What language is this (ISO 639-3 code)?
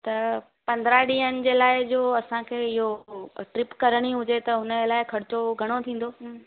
snd